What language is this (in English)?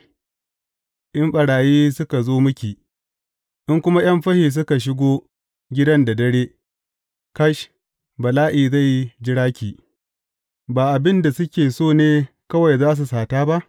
Hausa